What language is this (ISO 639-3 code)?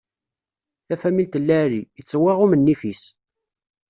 kab